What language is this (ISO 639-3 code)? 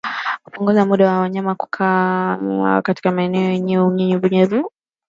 swa